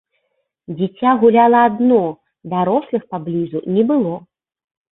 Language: Belarusian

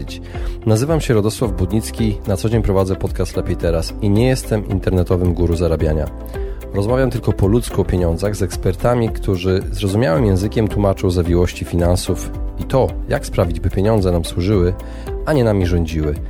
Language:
Polish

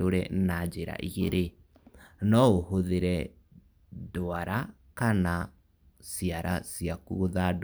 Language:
Kikuyu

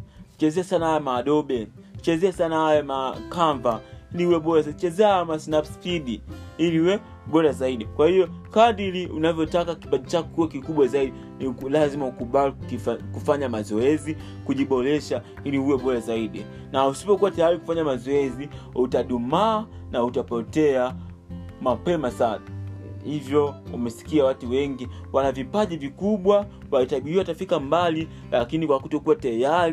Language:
Swahili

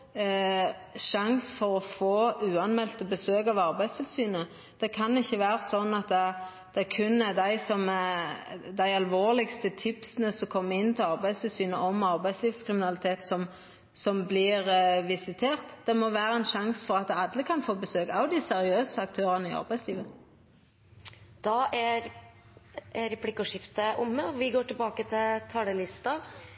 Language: Norwegian Nynorsk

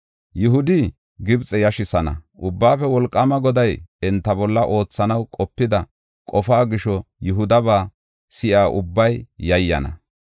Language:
Gofa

